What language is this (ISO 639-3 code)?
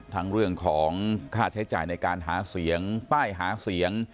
tha